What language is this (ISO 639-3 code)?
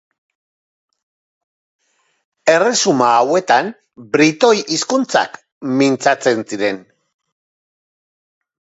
eus